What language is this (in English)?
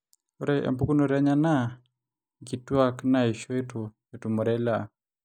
Masai